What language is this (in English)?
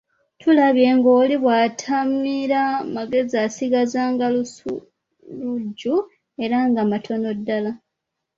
Ganda